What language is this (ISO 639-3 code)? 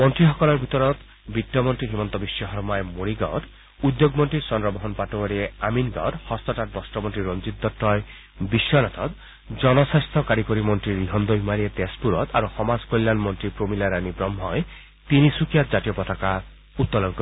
asm